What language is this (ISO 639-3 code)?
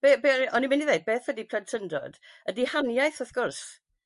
cym